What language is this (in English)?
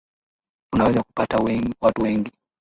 Swahili